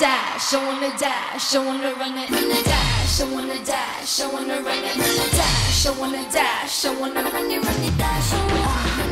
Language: Korean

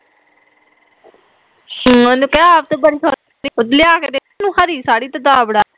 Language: Punjabi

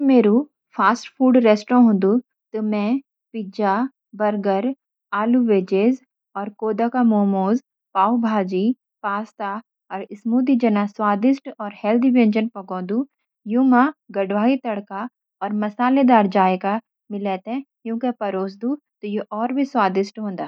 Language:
Garhwali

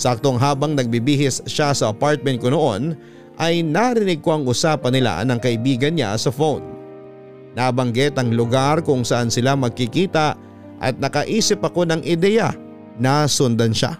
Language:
Filipino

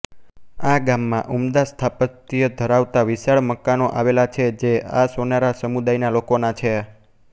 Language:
Gujarati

